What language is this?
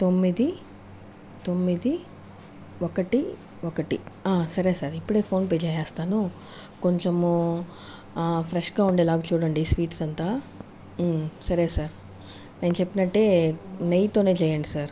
Telugu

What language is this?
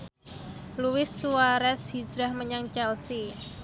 Javanese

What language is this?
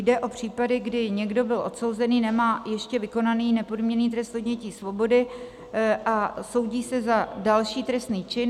Czech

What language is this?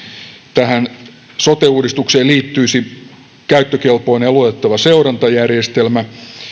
Finnish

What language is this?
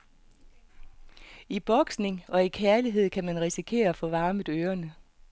Danish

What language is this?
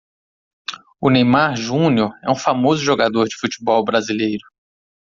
Portuguese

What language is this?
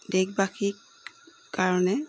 Assamese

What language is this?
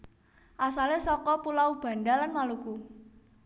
Javanese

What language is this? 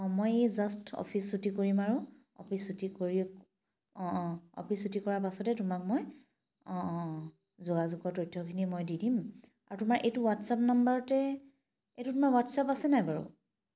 Assamese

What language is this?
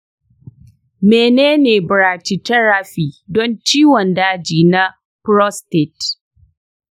Hausa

